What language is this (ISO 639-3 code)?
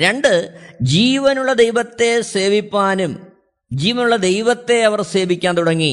mal